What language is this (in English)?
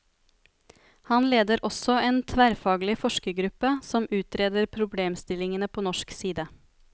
Norwegian